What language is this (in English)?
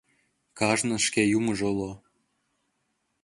Mari